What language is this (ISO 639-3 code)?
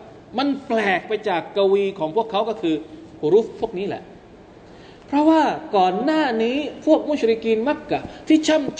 tha